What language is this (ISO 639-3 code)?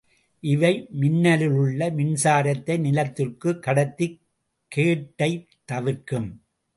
tam